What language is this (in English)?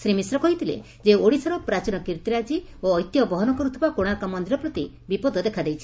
Odia